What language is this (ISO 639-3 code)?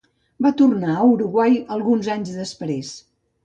cat